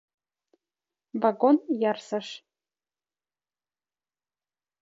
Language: Mari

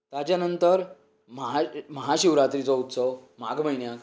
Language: Konkani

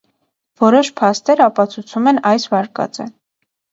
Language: Armenian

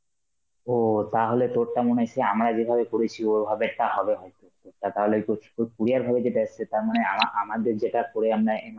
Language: Bangla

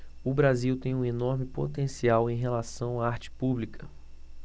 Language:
Portuguese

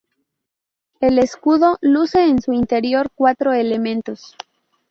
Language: Spanish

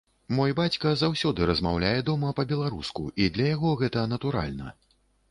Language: Belarusian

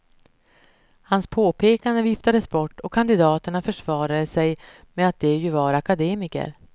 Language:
Swedish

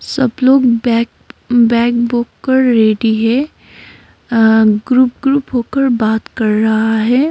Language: Hindi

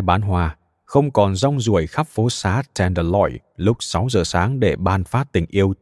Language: Vietnamese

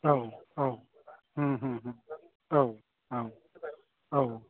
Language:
Bodo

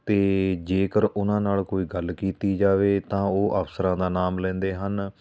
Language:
Punjabi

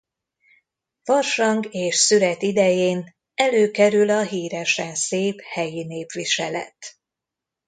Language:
Hungarian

